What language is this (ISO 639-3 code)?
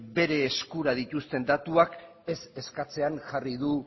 eus